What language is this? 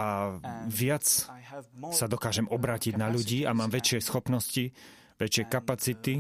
Slovak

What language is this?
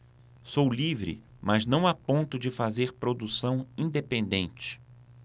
Portuguese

